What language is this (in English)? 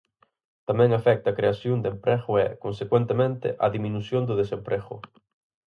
Galician